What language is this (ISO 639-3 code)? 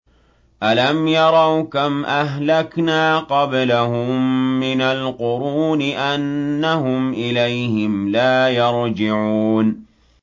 ara